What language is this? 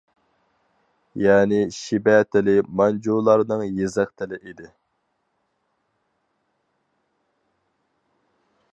Uyghur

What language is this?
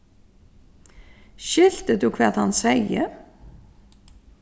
Faroese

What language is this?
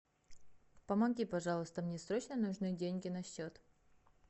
Russian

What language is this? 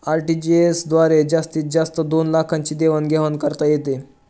Marathi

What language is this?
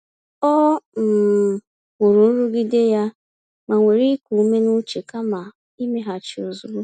Igbo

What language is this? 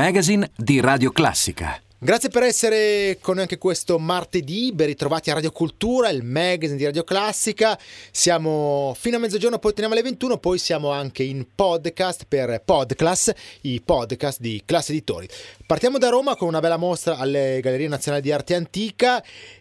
Italian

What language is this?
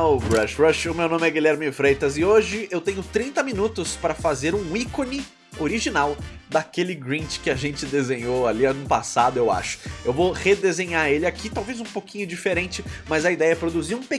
Portuguese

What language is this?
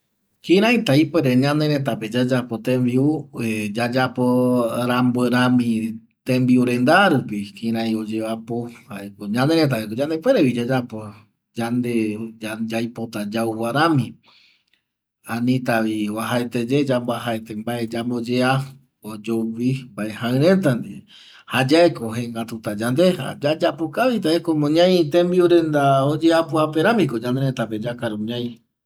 Eastern Bolivian Guaraní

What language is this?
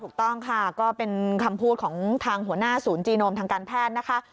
Thai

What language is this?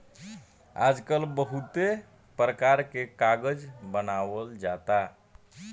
Bhojpuri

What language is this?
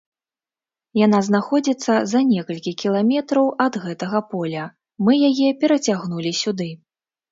Belarusian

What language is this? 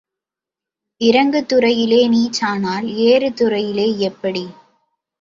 Tamil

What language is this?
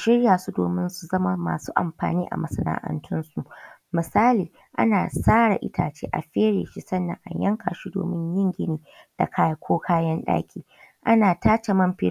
Hausa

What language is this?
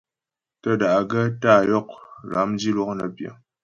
Ghomala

